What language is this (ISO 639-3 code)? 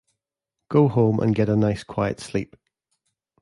eng